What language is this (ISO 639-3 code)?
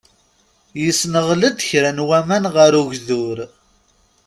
kab